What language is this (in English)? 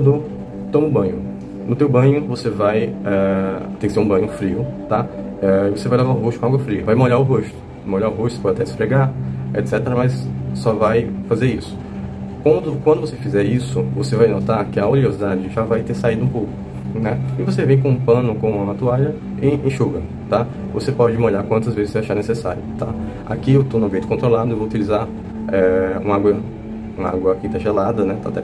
Portuguese